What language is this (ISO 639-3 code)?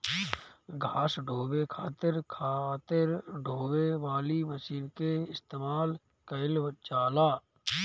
bho